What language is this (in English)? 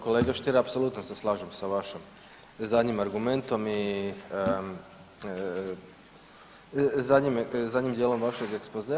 Croatian